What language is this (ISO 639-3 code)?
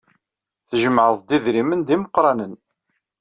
kab